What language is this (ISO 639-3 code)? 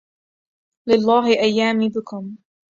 ara